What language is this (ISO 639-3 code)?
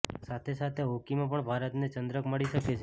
guj